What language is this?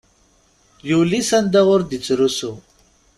Kabyle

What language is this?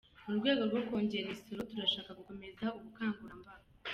Kinyarwanda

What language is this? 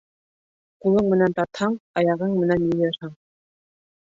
Bashkir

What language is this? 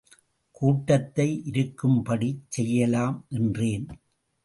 Tamil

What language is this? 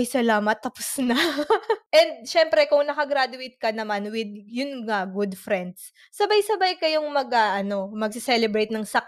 Filipino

